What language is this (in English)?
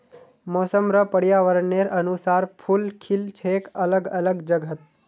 Magahi